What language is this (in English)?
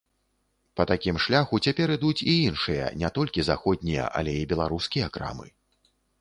Belarusian